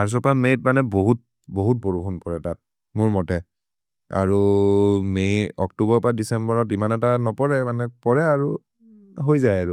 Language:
Maria (India)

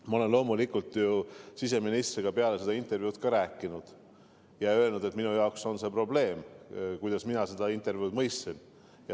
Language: Estonian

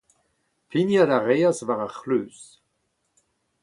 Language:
Breton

